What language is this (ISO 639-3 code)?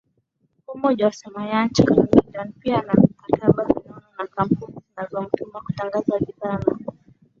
swa